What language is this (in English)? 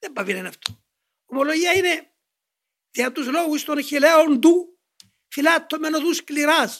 Greek